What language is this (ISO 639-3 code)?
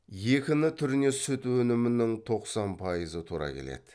kaz